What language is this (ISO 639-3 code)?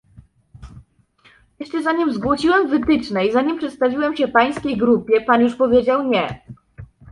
pol